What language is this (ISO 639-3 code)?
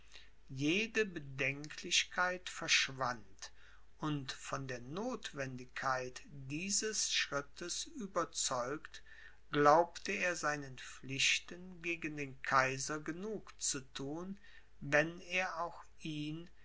deu